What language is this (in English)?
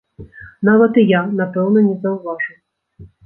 Belarusian